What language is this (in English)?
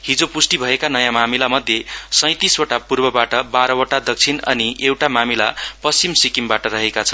Nepali